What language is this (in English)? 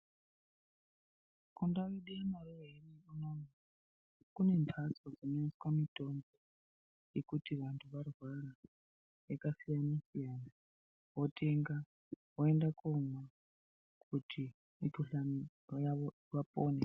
Ndau